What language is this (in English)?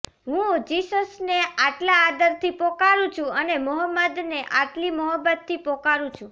Gujarati